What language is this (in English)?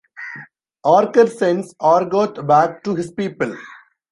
English